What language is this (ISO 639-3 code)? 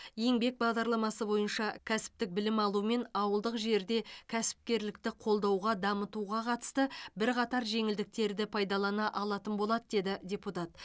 kaz